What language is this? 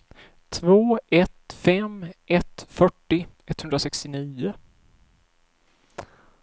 Swedish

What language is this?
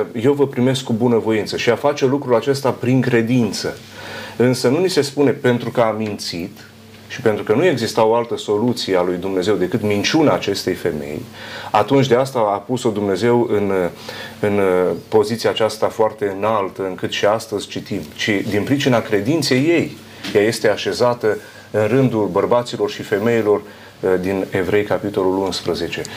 Romanian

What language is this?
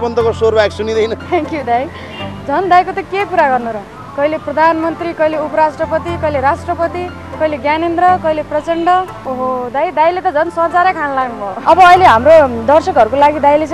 Italian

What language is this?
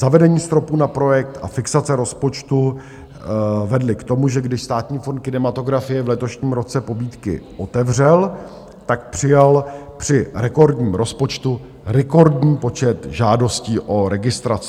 Czech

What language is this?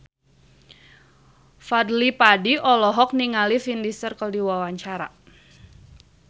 Sundanese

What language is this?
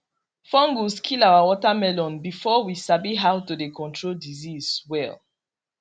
Nigerian Pidgin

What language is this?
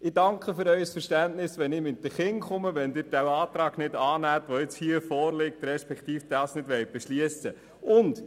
Swiss German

